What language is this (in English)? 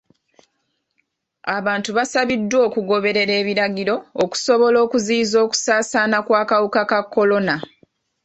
Ganda